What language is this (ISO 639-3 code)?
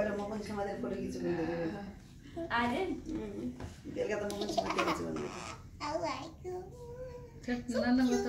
spa